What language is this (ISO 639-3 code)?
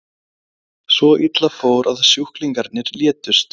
isl